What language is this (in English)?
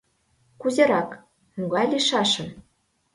Mari